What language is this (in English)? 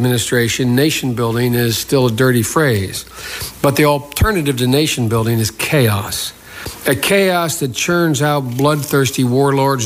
Dutch